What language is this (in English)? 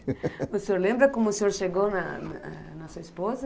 Portuguese